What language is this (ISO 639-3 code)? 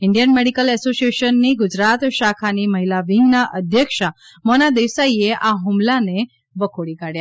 guj